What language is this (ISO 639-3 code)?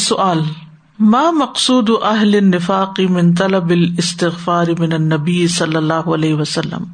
urd